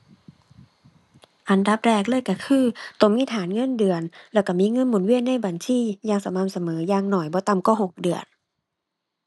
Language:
Thai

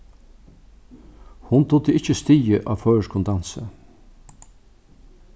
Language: Faroese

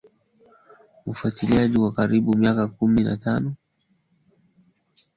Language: Swahili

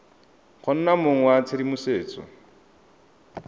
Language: Tswana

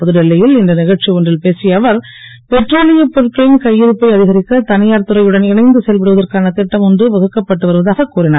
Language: Tamil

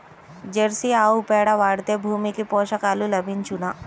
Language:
Telugu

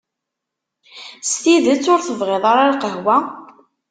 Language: Kabyle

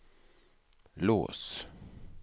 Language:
Swedish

